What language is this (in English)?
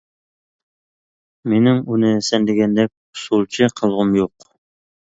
Uyghur